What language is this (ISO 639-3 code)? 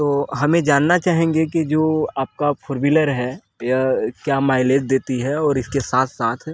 hin